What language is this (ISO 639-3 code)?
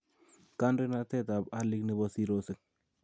kln